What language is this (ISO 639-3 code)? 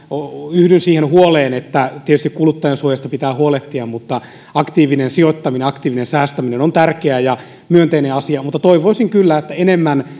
fin